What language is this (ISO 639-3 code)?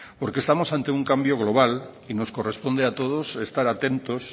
spa